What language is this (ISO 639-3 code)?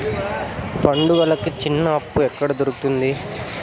tel